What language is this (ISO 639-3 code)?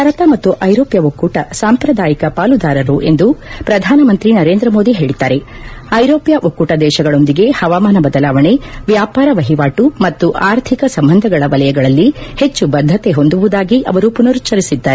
kan